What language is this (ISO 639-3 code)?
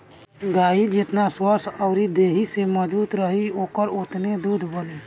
bho